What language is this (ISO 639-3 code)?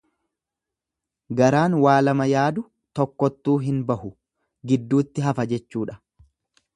orm